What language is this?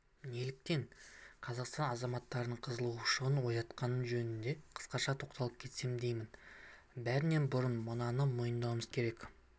Kazakh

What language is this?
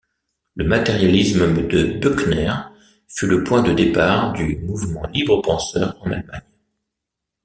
French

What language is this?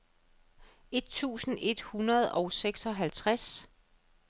Danish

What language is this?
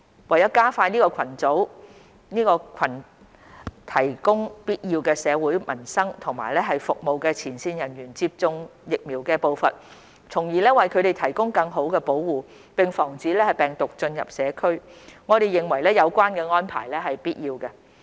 Cantonese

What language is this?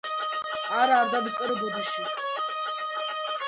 Georgian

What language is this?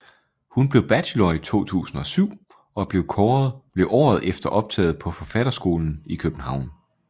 Danish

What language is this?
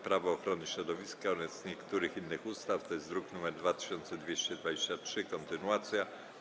Polish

